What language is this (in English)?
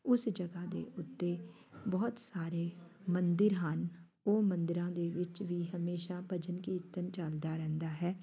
Punjabi